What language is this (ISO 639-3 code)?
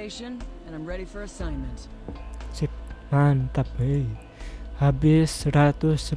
ind